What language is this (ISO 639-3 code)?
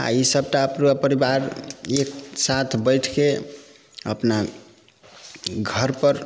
mai